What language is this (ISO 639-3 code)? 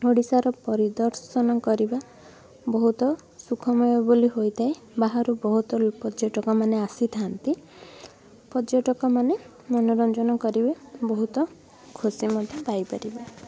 ori